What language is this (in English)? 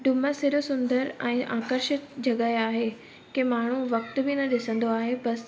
Sindhi